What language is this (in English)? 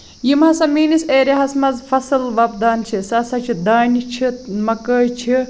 Kashmiri